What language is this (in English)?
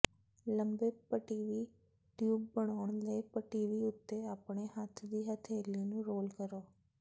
Punjabi